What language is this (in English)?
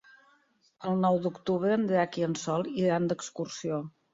Catalan